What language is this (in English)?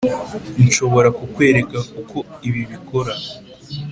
Kinyarwanda